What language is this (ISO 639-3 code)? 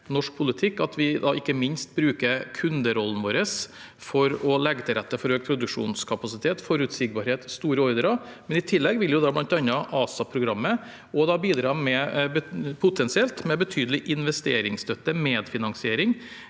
nor